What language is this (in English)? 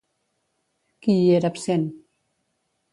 Catalan